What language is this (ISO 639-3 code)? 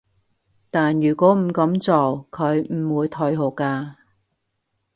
yue